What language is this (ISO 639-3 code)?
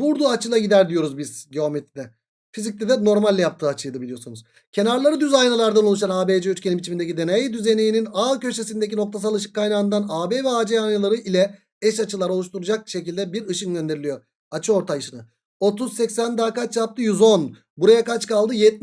tur